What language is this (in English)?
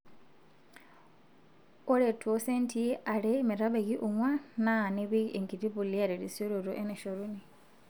Masai